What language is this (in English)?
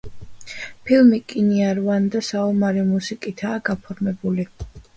Georgian